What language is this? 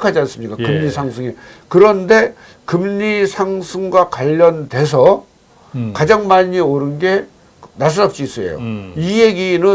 Korean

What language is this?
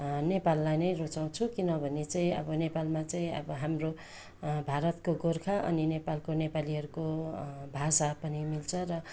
Nepali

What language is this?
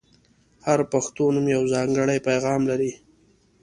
Pashto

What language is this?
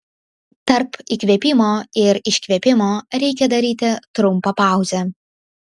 Lithuanian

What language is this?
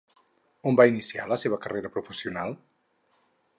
Catalan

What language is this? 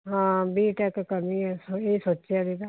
Punjabi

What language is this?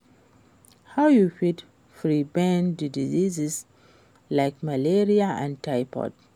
Nigerian Pidgin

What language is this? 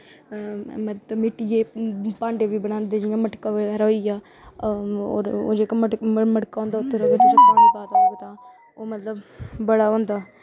Dogri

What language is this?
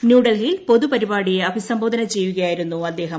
Malayalam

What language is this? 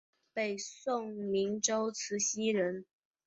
Chinese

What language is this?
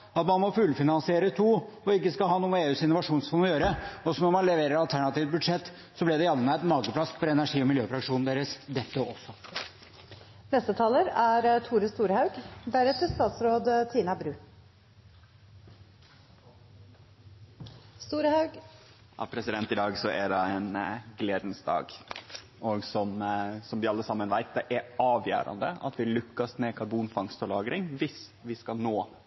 Norwegian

